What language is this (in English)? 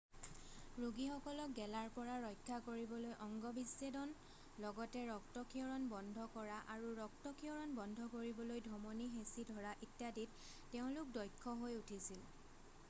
Assamese